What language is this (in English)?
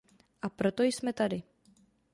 Czech